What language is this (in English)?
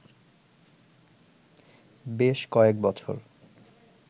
Bangla